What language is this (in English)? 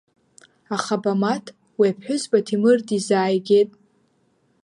Abkhazian